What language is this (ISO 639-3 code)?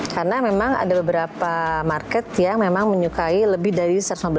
ind